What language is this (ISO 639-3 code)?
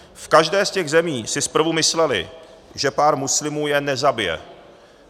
ces